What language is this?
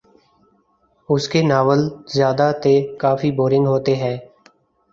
Urdu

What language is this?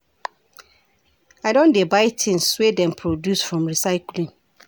Nigerian Pidgin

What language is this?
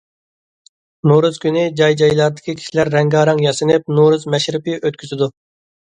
Uyghur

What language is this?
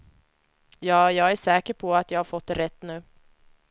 Swedish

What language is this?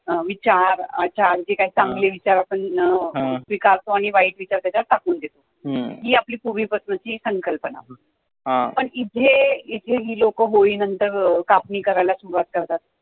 Marathi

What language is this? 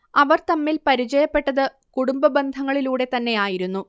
Malayalam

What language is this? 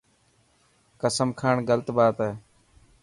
Dhatki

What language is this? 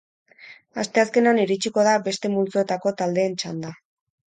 Basque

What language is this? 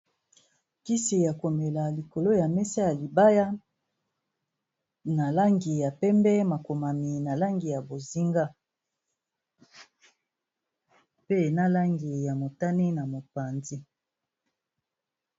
Lingala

